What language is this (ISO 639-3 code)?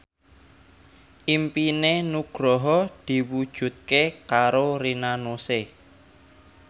jav